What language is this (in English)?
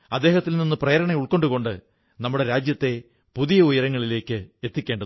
Malayalam